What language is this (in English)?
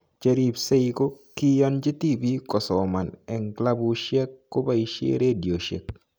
Kalenjin